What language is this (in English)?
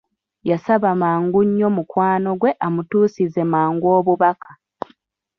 Ganda